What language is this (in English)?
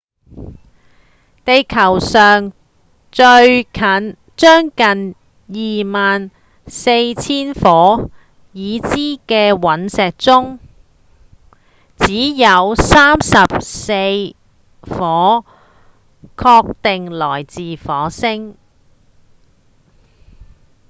Cantonese